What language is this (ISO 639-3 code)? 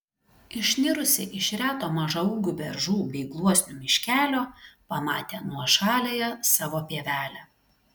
lit